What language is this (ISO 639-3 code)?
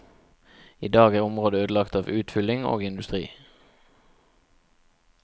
nor